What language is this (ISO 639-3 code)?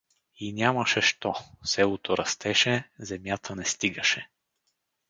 bul